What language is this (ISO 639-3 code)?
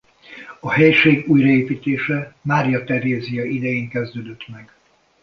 hun